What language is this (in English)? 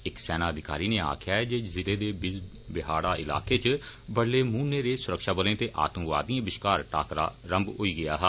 Dogri